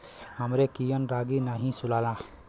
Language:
Bhojpuri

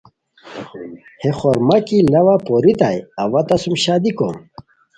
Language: Khowar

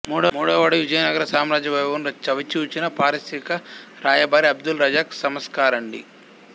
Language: Telugu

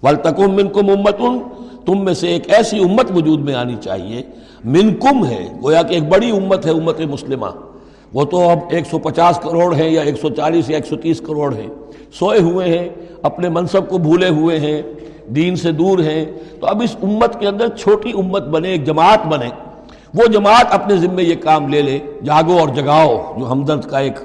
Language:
Urdu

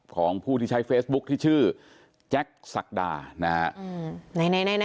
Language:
Thai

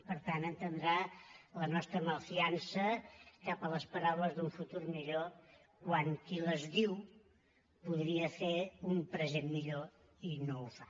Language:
Catalan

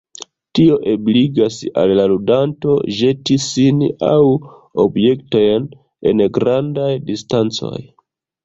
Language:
Esperanto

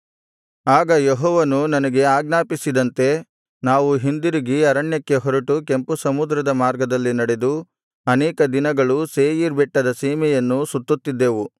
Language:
Kannada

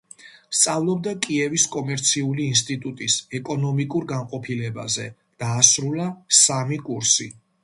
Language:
Georgian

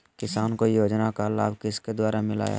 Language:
Magahi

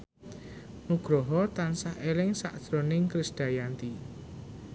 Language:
Javanese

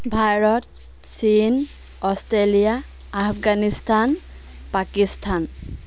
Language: Assamese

